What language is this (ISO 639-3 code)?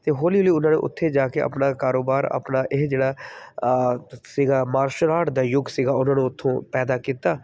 pan